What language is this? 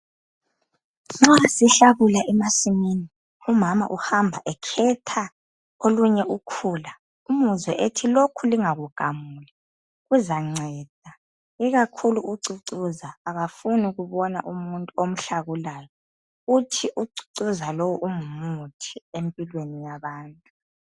North Ndebele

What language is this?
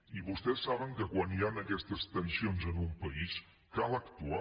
Catalan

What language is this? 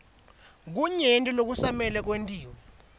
Swati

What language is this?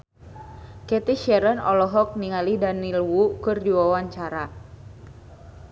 Sundanese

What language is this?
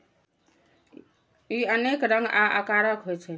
Maithili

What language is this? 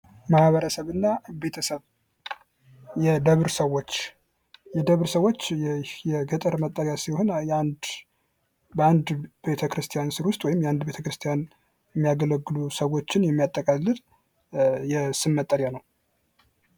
Amharic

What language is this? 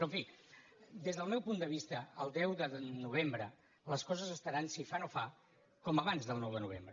Catalan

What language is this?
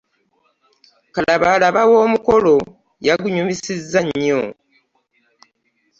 Ganda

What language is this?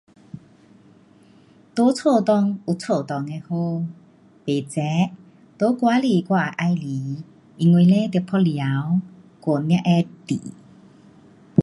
Pu-Xian Chinese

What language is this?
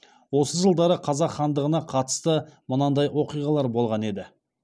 Kazakh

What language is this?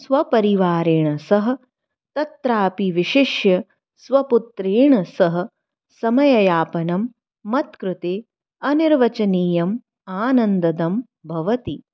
Sanskrit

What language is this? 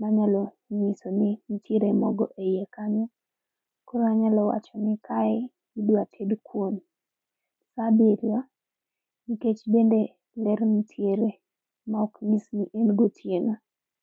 Luo (Kenya and Tanzania)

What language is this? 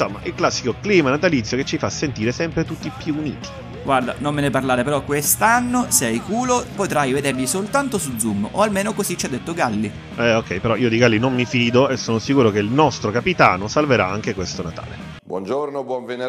Italian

